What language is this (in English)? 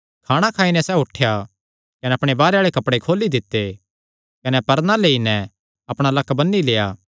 Kangri